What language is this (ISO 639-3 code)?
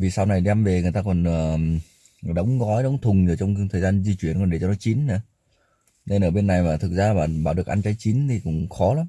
vie